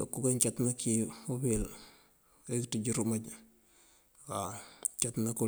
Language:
Mandjak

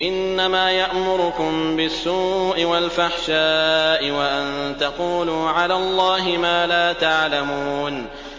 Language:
Arabic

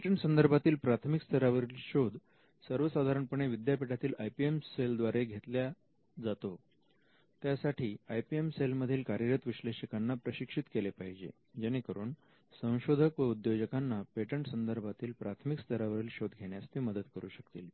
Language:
Marathi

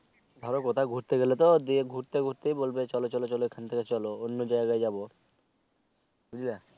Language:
Bangla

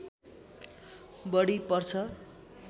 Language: Nepali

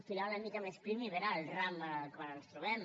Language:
Catalan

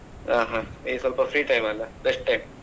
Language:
Kannada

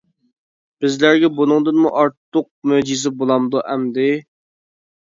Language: Uyghur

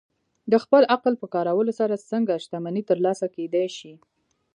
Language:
Pashto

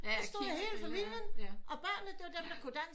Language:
Danish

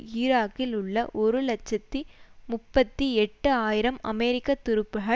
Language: Tamil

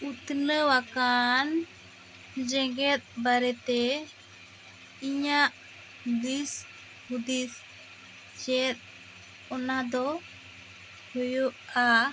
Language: Santali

